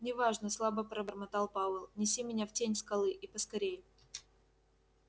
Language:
Russian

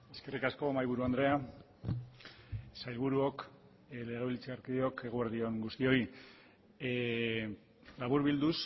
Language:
Basque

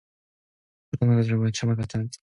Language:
Korean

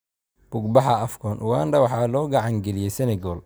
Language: Somali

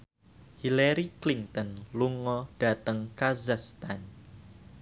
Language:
Javanese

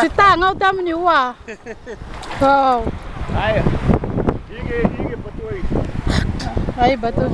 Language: Romanian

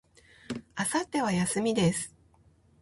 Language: Japanese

